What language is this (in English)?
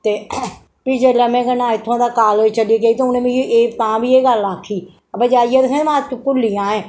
Dogri